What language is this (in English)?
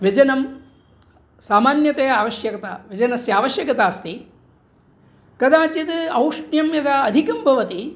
Sanskrit